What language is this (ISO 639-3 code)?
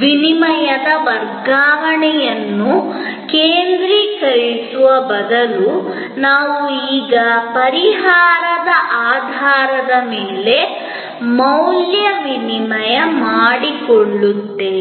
kan